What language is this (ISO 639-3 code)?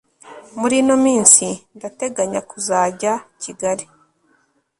kin